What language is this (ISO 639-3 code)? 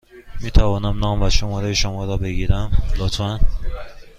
fas